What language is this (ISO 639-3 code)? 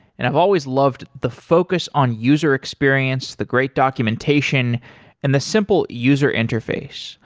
eng